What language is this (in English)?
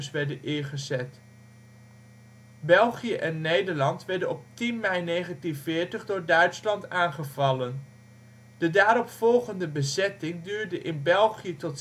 Dutch